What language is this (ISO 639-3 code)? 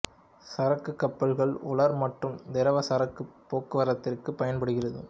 tam